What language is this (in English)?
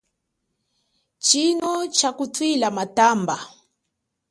Chokwe